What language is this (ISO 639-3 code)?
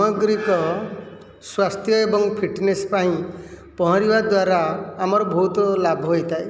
ori